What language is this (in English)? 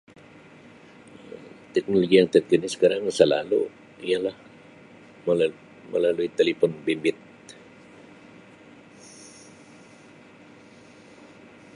Sabah Malay